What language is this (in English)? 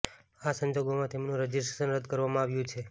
Gujarati